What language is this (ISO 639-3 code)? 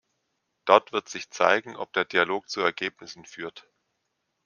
deu